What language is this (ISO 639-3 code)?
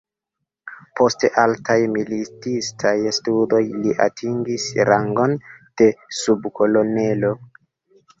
epo